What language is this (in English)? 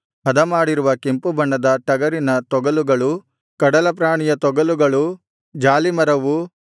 Kannada